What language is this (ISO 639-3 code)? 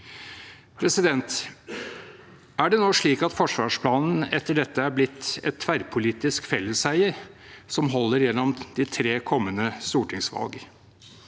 nor